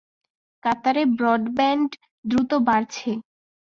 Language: Bangla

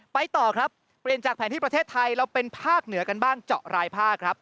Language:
Thai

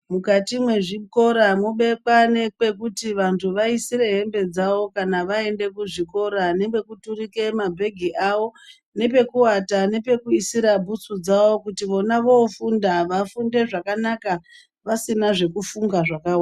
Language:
Ndau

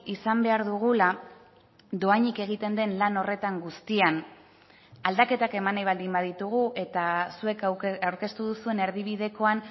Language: Basque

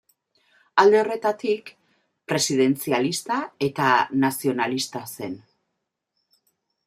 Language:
Basque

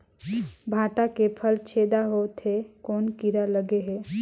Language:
Chhattisgarhi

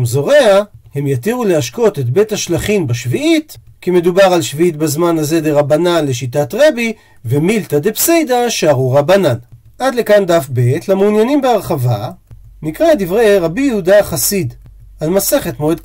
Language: Hebrew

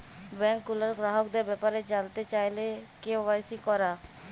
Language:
Bangla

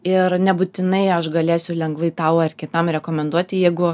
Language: Lithuanian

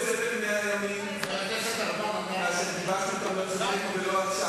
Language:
Hebrew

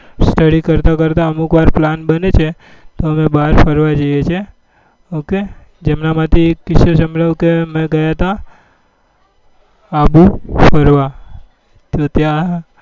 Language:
Gujarati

